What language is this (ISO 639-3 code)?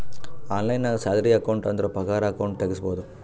kan